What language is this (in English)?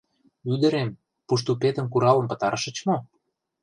Mari